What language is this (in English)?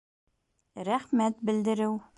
Bashkir